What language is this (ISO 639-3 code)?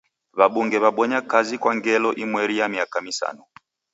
dav